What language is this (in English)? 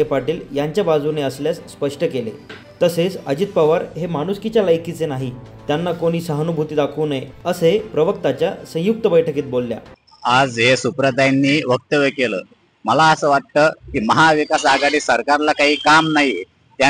Marathi